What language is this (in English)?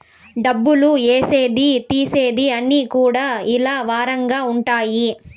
Telugu